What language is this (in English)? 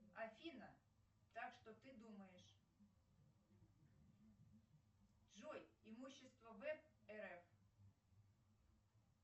Russian